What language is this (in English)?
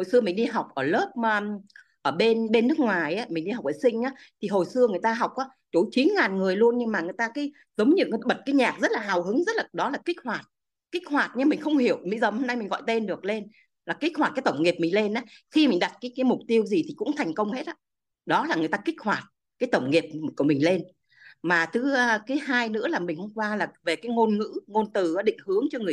Vietnamese